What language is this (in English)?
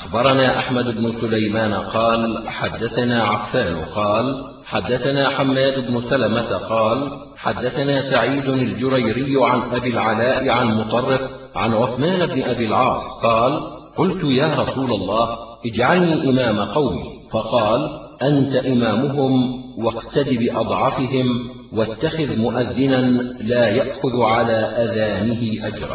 Arabic